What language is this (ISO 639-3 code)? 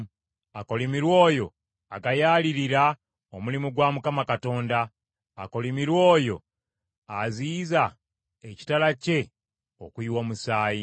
lug